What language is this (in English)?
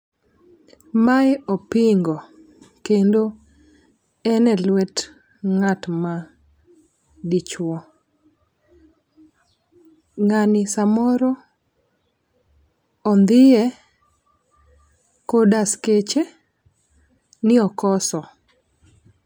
Luo (Kenya and Tanzania)